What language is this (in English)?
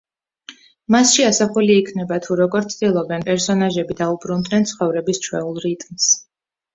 Georgian